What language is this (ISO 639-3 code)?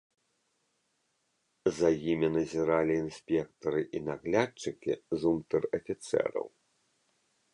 bel